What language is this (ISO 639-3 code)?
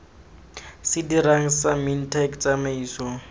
tsn